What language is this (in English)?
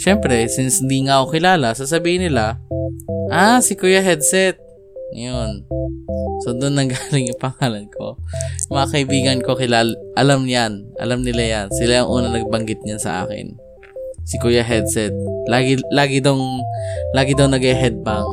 Filipino